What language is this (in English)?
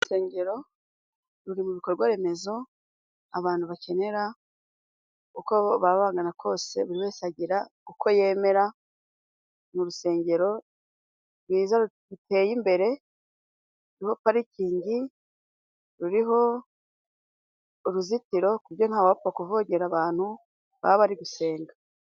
Kinyarwanda